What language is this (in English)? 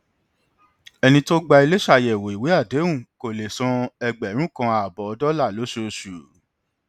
Yoruba